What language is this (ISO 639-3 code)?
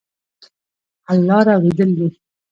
pus